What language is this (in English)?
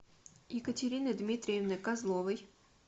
Russian